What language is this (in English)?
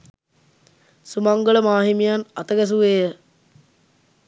Sinhala